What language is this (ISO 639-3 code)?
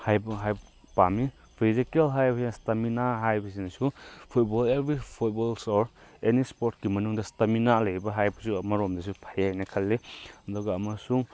mni